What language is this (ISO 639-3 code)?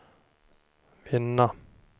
swe